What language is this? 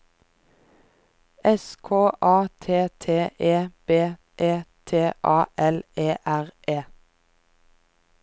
Norwegian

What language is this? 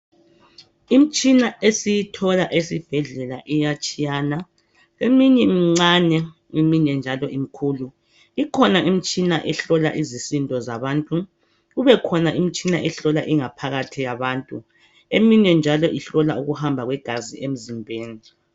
North Ndebele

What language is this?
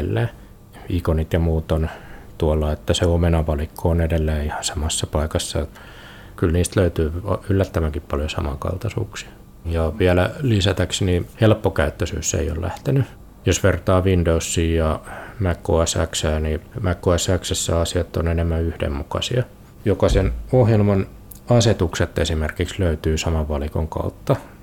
Finnish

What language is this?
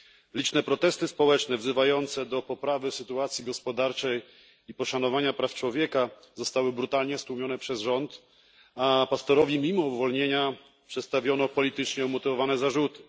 Polish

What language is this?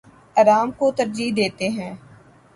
Urdu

